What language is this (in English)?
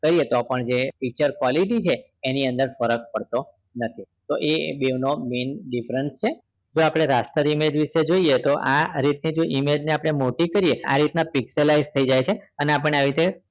Gujarati